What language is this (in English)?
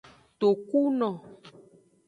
Aja (Benin)